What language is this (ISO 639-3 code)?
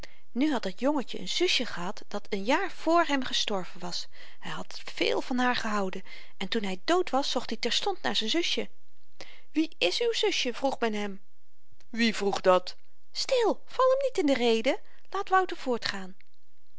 nld